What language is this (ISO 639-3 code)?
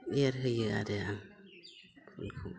brx